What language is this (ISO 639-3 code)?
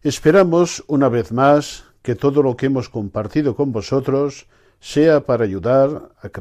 spa